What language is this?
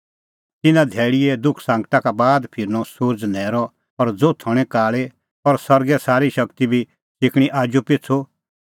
Kullu Pahari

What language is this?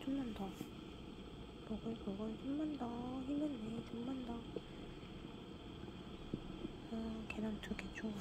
Korean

